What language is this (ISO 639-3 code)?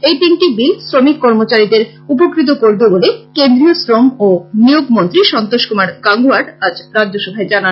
ben